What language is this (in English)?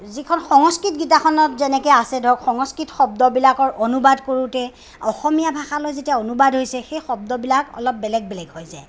Assamese